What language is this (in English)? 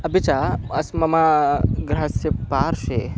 Sanskrit